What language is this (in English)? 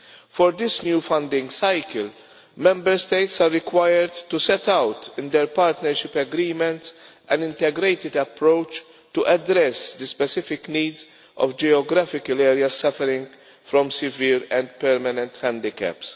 English